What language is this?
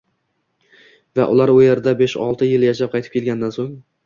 Uzbek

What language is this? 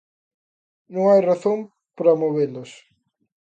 Galician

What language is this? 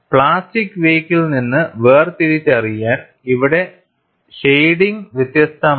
Malayalam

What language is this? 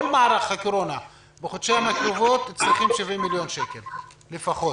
Hebrew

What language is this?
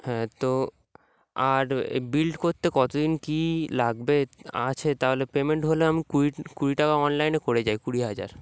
Bangla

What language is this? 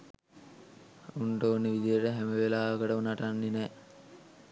Sinhala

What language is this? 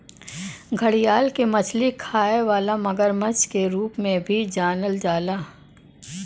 Bhojpuri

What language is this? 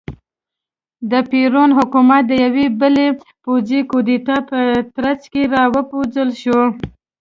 Pashto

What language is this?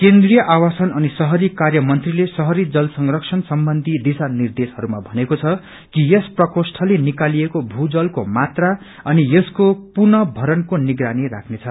Nepali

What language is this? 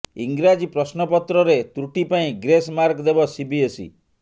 Odia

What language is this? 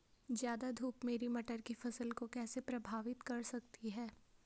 Hindi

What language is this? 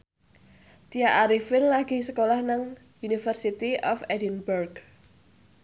Javanese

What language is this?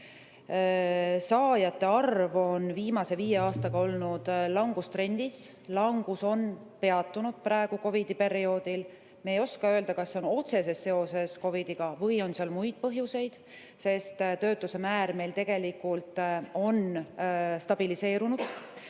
Estonian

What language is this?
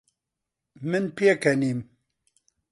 Central Kurdish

